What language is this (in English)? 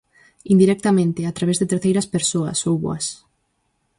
Galician